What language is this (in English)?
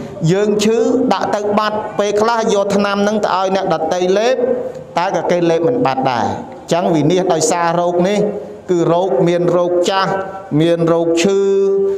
Thai